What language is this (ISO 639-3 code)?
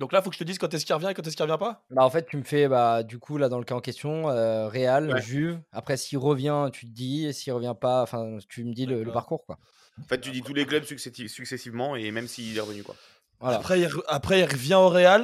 fra